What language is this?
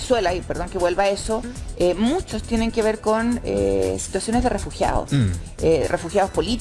Spanish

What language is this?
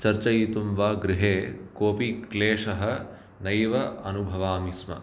Sanskrit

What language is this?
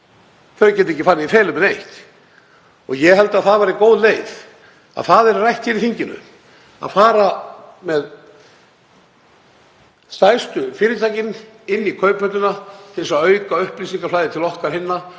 Icelandic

